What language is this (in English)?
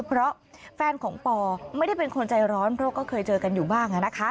Thai